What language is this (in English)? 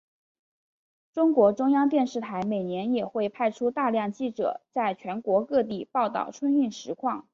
Chinese